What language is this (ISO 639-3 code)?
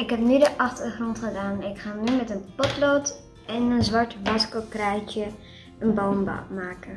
nld